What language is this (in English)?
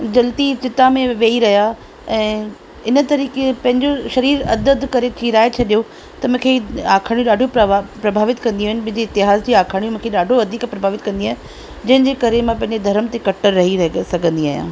Sindhi